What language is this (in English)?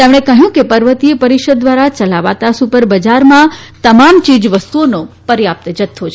Gujarati